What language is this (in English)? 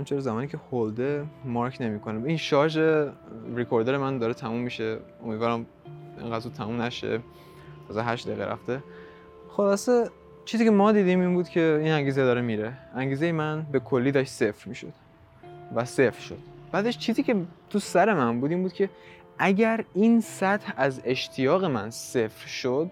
Persian